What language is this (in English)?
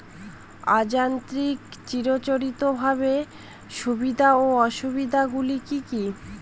Bangla